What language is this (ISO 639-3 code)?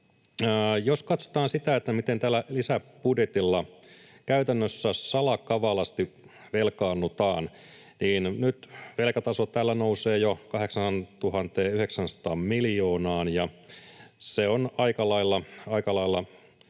fin